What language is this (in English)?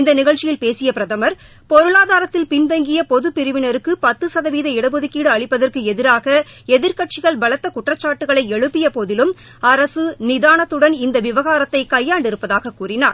Tamil